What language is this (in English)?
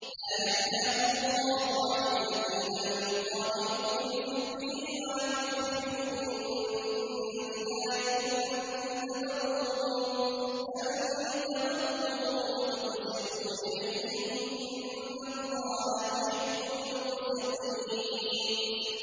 Arabic